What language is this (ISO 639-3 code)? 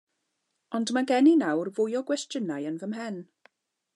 cym